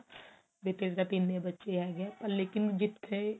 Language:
Punjabi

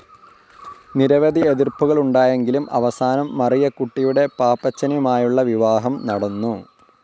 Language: Malayalam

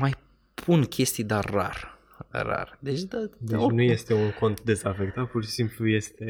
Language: Romanian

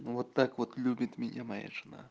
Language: Russian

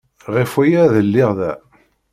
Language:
Kabyle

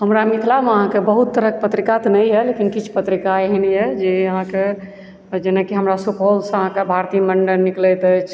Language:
Maithili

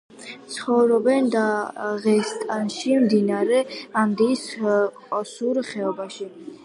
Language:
Georgian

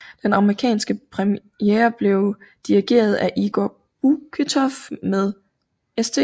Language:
Danish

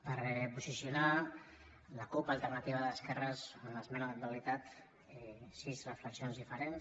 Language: Catalan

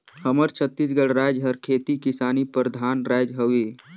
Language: Chhattisgarhi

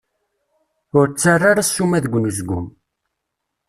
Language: Kabyle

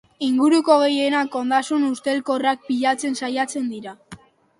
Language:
Basque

